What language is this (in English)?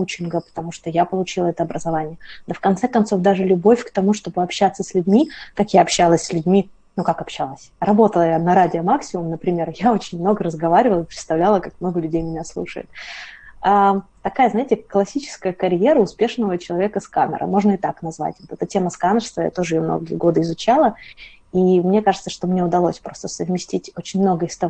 Russian